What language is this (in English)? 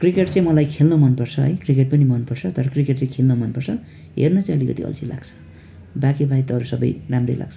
Nepali